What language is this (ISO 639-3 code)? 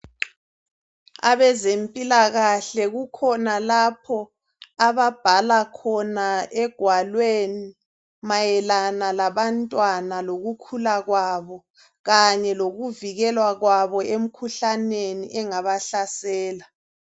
nde